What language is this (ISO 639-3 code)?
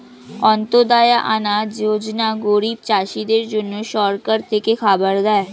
ben